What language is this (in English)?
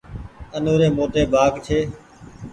Goaria